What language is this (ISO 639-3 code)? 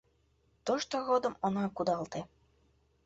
chm